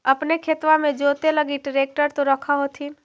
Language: Magahi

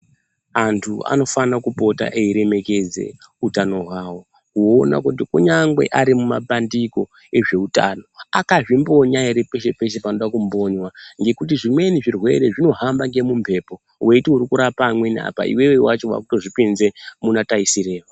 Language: Ndau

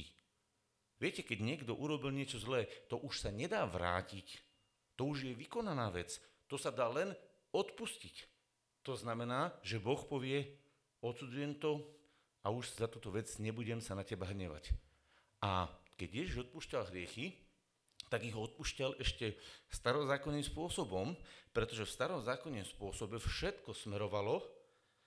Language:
Slovak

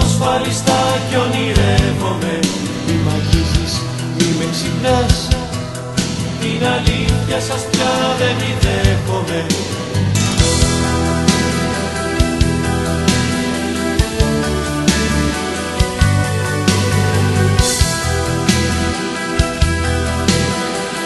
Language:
Greek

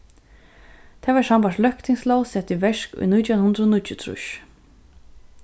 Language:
Faroese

